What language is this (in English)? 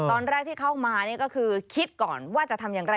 Thai